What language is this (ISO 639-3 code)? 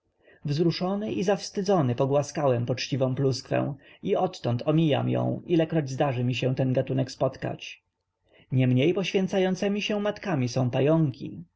pol